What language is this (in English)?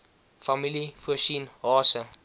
Afrikaans